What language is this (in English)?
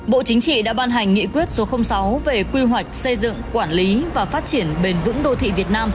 Vietnamese